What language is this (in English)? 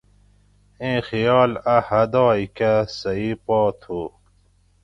Gawri